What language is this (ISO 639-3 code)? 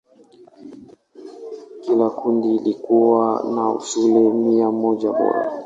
swa